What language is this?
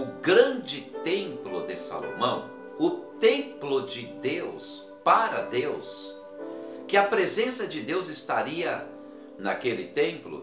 Portuguese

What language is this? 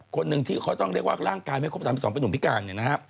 Thai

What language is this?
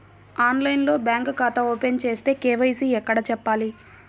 Telugu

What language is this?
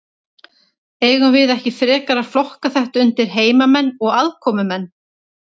Icelandic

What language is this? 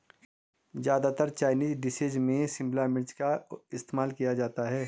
Hindi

